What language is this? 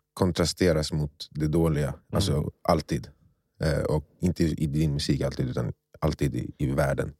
Swedish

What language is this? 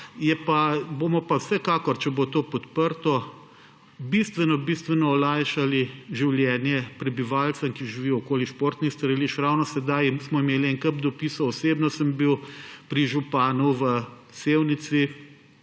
Slovenian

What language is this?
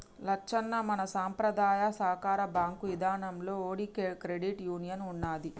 Telugu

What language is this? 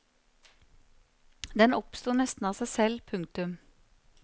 Norwegian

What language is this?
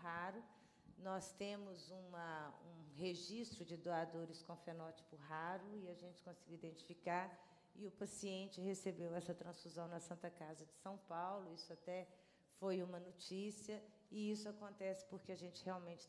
Portuguese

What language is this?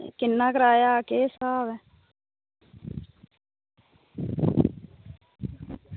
Dogri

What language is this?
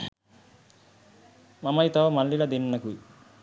Sinhala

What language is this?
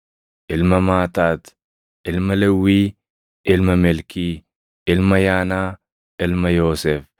Oromo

